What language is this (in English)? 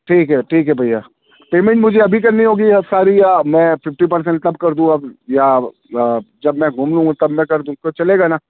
Urdu